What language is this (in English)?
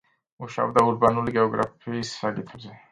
Georgian